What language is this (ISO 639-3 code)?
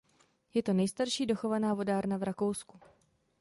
ces